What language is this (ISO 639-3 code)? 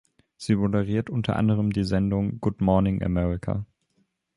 deu